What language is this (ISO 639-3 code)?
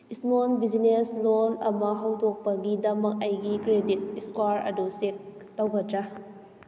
mni